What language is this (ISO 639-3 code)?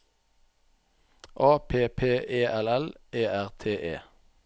nor